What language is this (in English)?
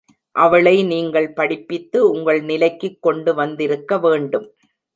Tamil